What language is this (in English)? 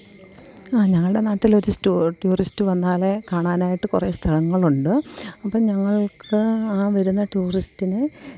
Malayalam